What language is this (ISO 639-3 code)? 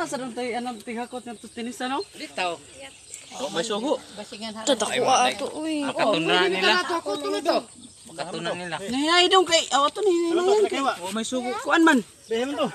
ind